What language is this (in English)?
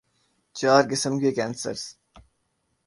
Urdu